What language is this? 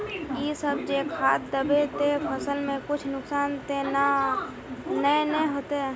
Magahi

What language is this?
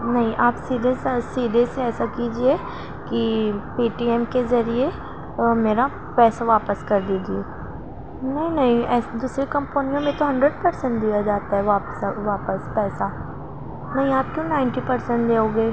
Urdu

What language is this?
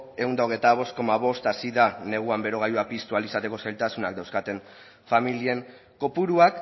Basque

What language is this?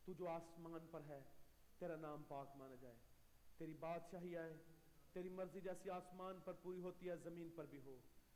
Urdu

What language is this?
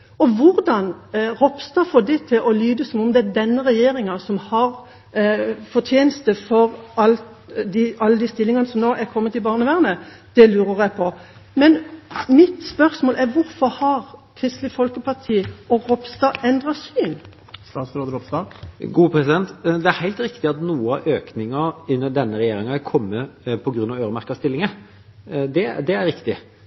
Norwegian Bokmål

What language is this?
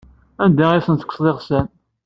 Kabyle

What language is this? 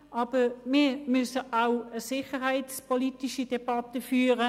Swiss German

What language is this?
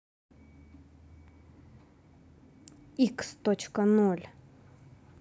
Russian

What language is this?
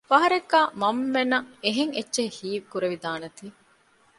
Divehi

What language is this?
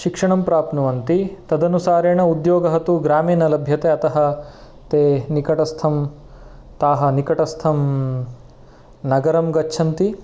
Sanskrit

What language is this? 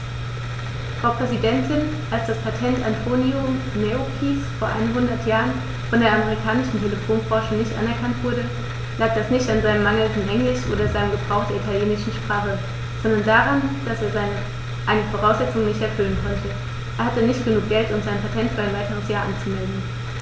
German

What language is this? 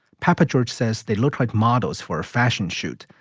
English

